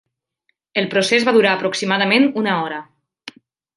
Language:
Catalan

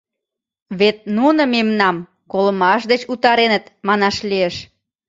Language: Mari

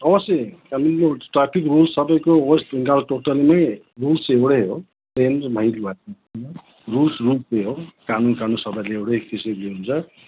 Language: Nepali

